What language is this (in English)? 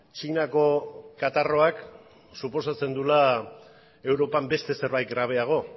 Basque